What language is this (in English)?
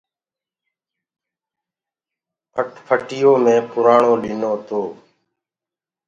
Gurgula